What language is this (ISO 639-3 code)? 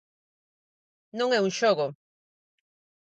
glg